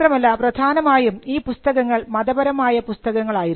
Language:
Malayalam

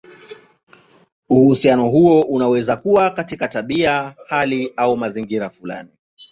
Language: Swahili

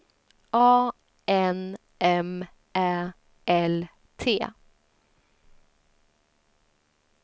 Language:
Swedish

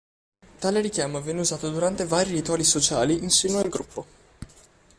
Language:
Italian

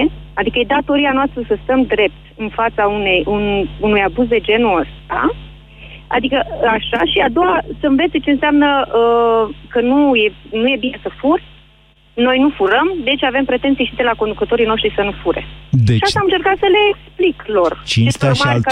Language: Romanian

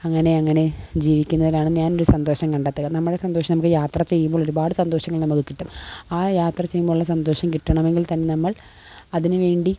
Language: Malayalam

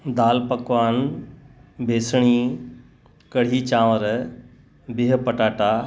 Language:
Sindhi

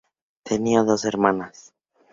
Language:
Spanish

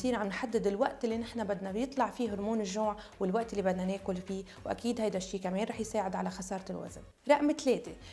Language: Arabic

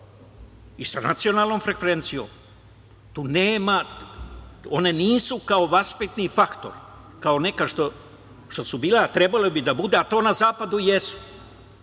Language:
Serbian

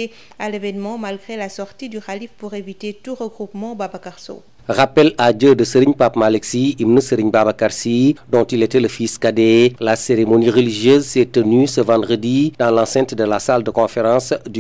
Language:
French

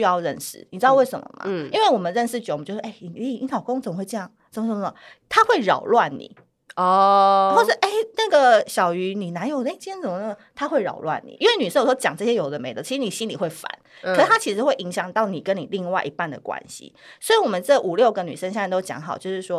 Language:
Chinese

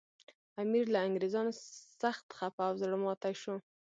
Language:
Pashto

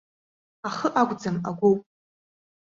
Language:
Abkhazian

